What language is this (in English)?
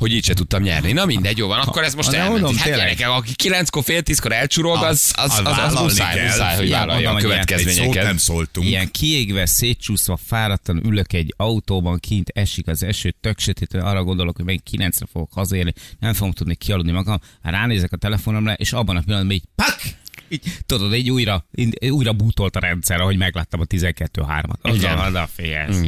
Hungarian